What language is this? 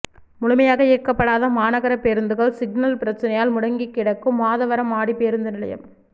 Tamil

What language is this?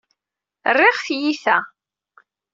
Kabyle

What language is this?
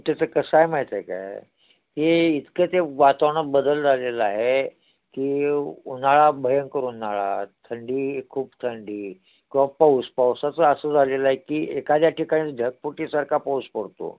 Marathi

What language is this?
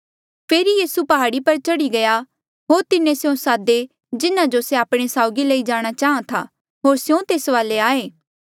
Mandeali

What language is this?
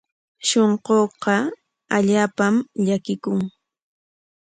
Corongo Ancash Quechua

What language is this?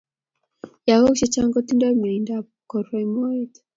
Kalenjin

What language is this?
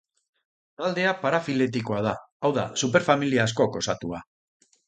Basque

